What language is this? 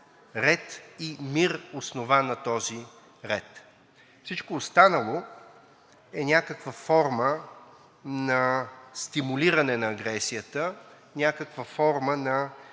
Bulgarian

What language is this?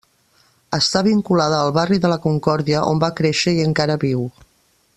Catalan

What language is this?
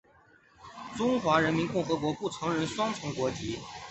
Chinese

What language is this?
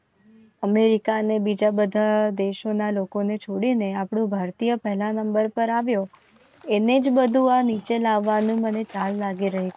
Gujarati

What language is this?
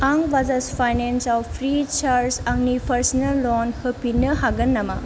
Bodo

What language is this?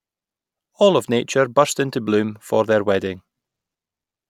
English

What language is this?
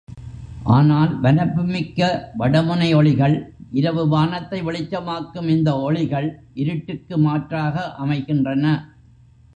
Tamil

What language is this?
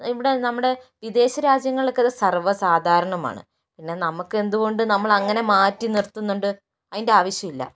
Malayalam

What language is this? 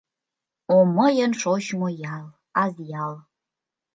Mari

